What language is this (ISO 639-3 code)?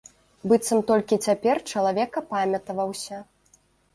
bel